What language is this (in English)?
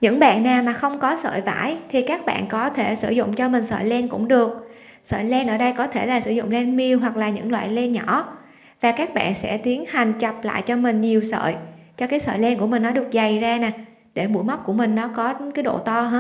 Vietnamese